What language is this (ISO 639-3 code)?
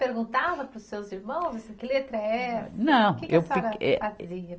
por